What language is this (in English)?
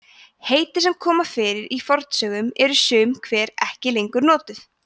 Icelandic